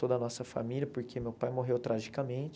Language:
Portuguese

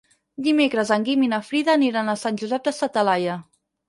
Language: Catalan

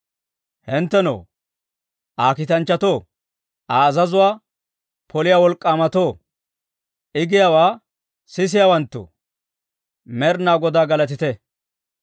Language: Dawro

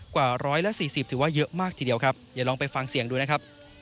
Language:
Thai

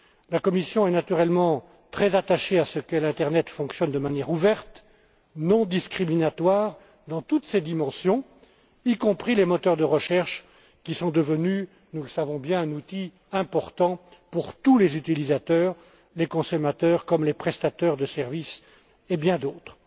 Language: French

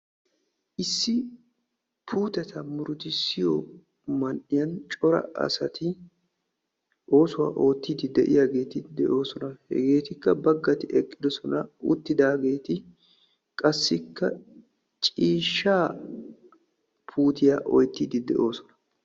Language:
Wolaytta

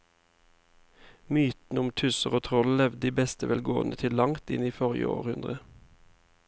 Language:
Norwegian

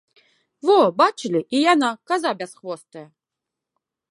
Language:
Belarusian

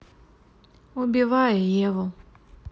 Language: Russian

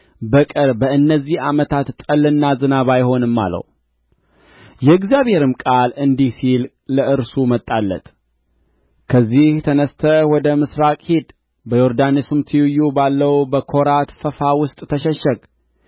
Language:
Amharic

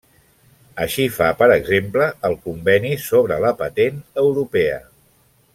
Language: Catalan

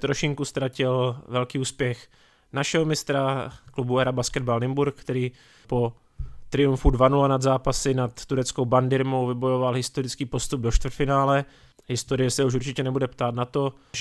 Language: Czech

